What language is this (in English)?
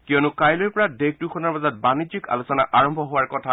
Assamese